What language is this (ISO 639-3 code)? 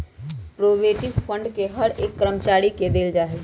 mag